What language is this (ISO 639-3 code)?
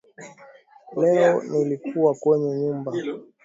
swa